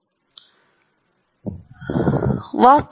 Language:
Kannada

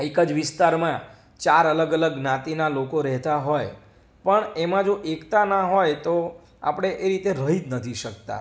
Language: Gujarati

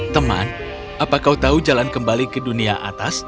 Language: Indonesian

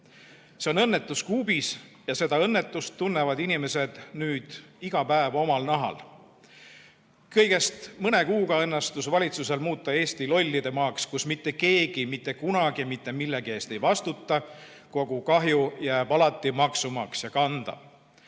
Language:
Estonian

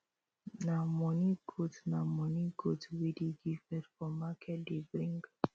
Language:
Nigerian Pidgin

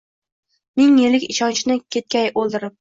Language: Uzbek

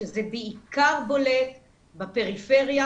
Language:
Hebrew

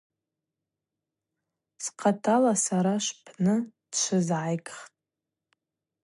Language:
Abaza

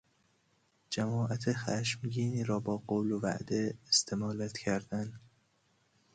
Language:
Persian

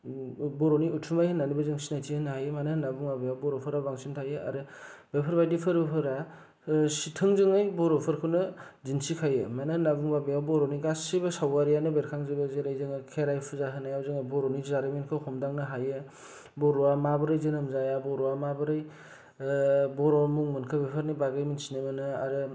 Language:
Bodo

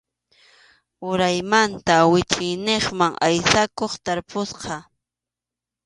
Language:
Arequipa-La Unión Quechua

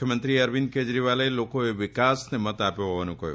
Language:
Gujarati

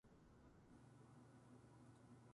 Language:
Japanese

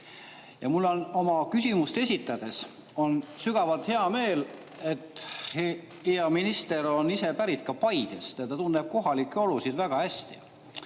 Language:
Estonian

